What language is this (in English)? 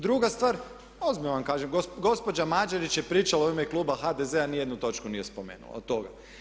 Croatian